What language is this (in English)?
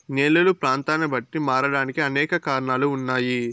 Telugu